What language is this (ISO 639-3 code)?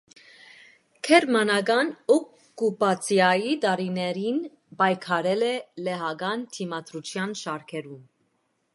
hye